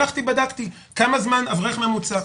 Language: Hebrew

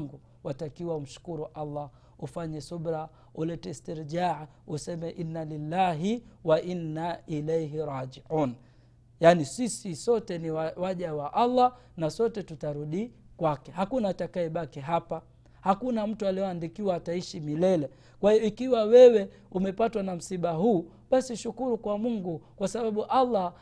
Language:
Swahili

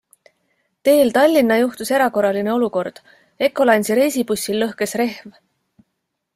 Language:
Estonian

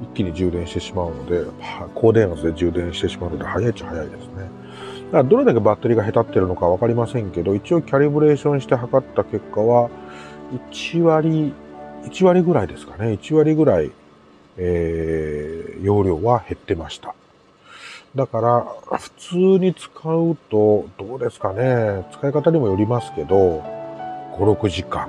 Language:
Japanese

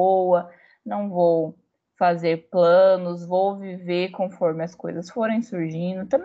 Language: Portuguese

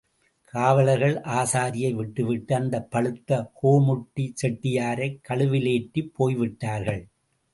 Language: Tamil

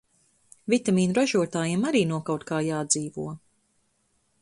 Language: Latvian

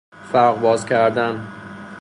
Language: Persian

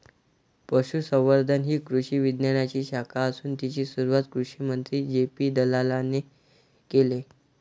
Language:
Marathi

